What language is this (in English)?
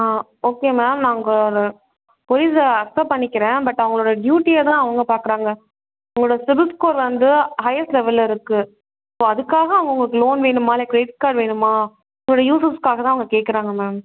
Tamil